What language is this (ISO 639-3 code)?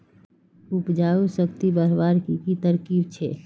mag